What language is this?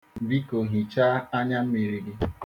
Igbo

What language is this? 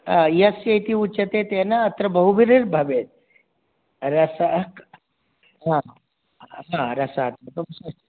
Sanskrit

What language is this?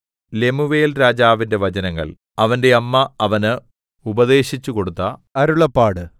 Malayalam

